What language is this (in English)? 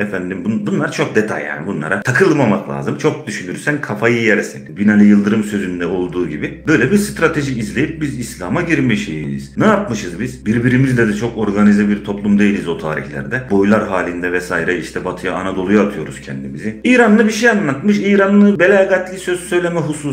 Turkish